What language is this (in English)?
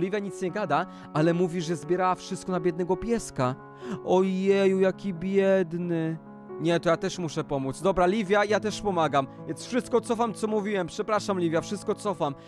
Polish